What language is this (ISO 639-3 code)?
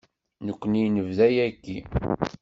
kab